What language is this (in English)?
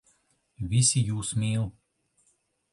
Latvian